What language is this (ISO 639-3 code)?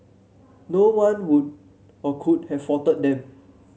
eng